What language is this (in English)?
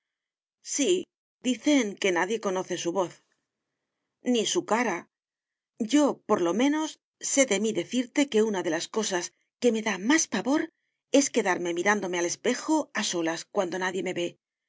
Spanish